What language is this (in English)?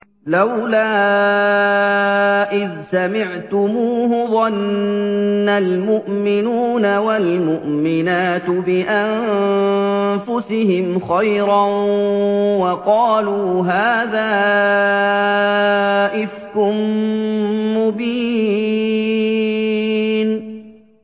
Arabic